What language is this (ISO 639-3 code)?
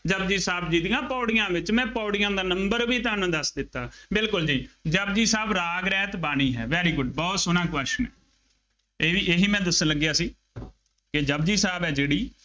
pan